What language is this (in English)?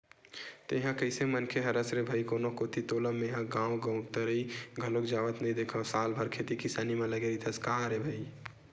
Chhattisgarhi